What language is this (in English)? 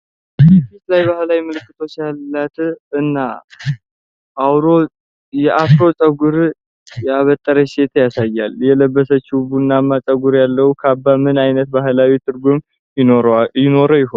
Amharic